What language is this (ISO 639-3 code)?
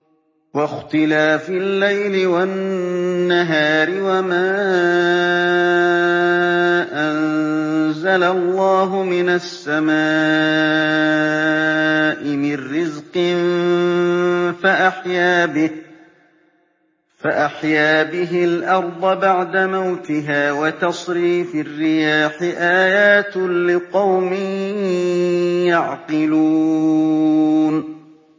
ara